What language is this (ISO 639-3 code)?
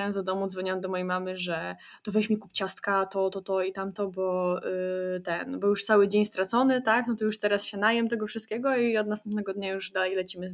pol